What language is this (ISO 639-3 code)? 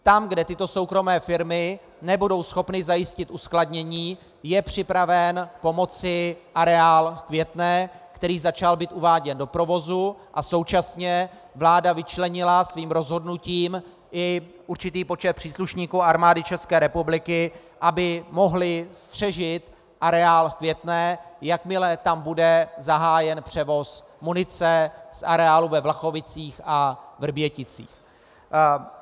ces